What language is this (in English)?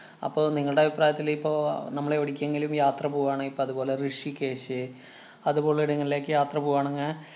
Malayalam